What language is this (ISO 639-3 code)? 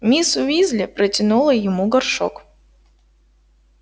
rus